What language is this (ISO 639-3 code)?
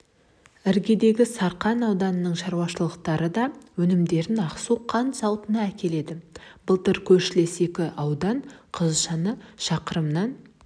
kaz